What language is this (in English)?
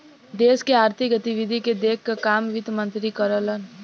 Bhojpuri